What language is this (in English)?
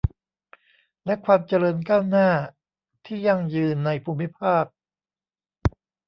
Thai